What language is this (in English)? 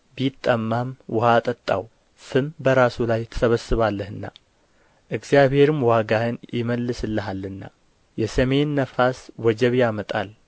Amharic